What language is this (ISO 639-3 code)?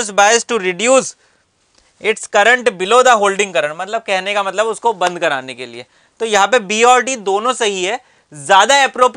hin